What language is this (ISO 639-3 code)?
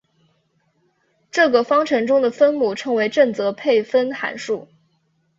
zho